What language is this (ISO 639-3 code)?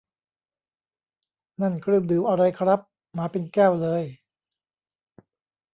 tha